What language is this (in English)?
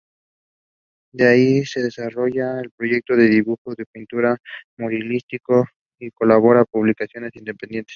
Spanish